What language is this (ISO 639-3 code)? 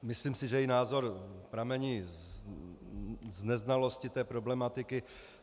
ces